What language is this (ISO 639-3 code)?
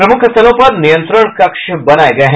hin